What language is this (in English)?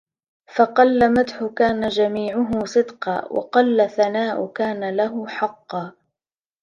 Arabic